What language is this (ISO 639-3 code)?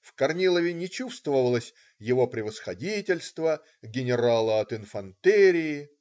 rus